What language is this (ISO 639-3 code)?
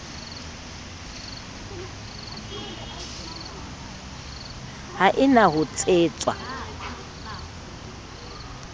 sot